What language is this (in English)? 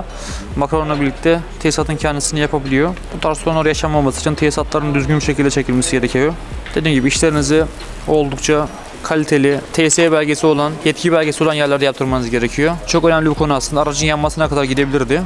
Turkish